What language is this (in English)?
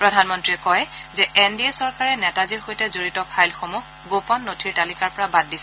Assamese